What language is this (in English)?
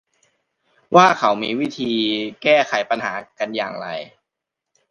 Thai